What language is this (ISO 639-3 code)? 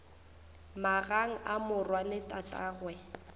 nso